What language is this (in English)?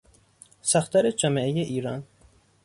Persian